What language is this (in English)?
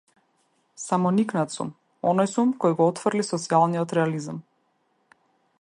Macedonian